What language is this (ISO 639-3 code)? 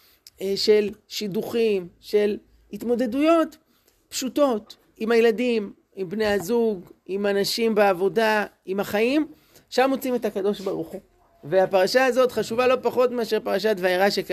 heb